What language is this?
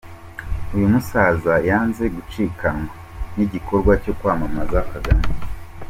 Kinyarwanda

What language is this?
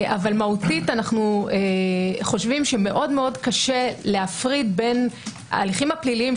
Hebrew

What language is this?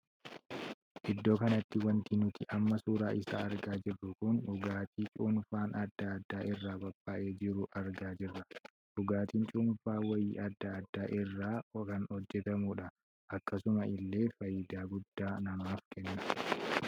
Oromo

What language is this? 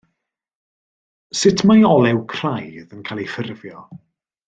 Welsh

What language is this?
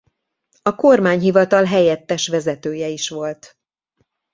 Hungarian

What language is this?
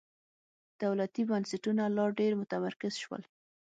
Pashto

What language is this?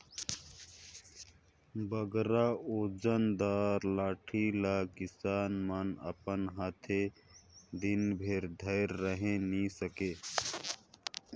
Chhattisgarhi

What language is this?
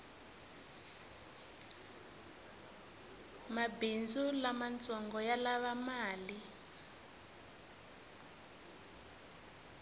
Tsonga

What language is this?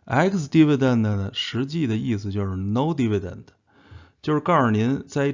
Chinese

